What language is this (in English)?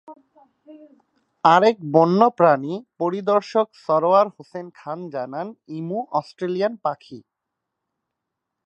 Bangla